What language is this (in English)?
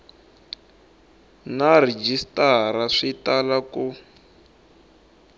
Tsonga